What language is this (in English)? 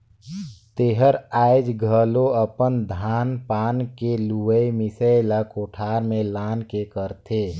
Chhattisgarhi